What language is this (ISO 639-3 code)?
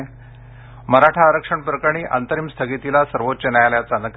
mar